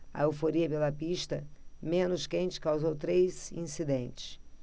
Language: Portuguese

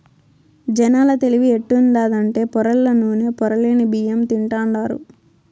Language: Telugu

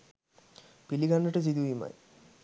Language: Sinhala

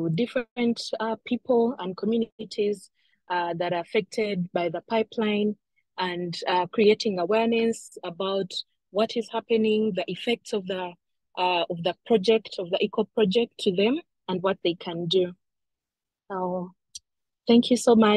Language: English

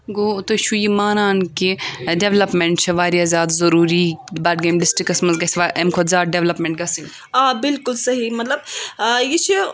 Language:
Kashmiri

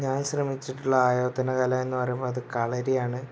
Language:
Malayalam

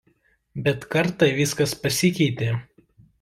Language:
Lithuanian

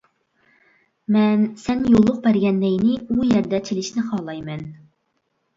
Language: Uyghur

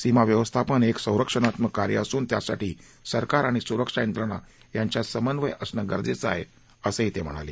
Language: Marathi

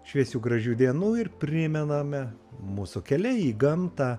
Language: Lithuanian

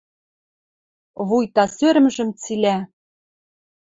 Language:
Western Mari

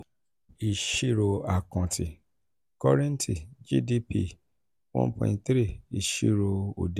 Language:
Yoruba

